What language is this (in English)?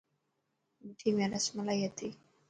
Dhatki